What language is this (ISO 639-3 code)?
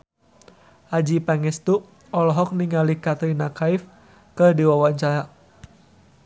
sun